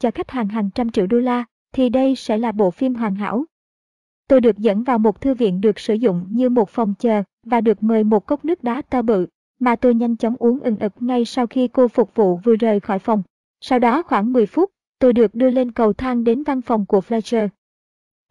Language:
Vietnamese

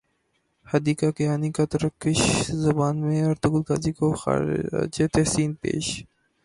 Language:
Urdu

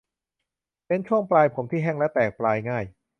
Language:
Thai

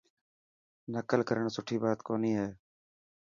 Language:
Dhatki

